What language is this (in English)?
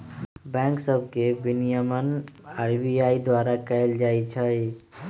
Magahi